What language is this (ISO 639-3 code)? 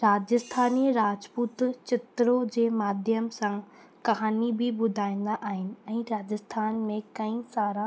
snd